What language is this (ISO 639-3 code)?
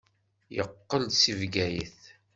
kab